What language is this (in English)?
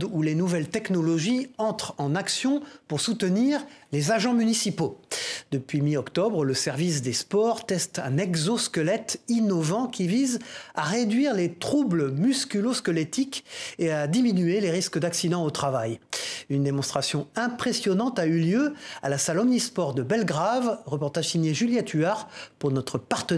French